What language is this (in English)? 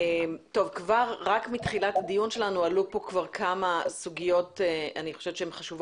Hebrew